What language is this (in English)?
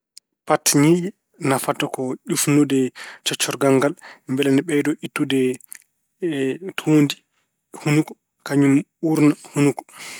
Fula